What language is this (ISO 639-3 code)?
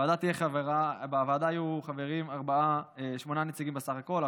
heb